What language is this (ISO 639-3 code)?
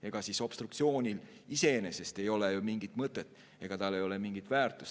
est